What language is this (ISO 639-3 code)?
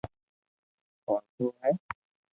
lrk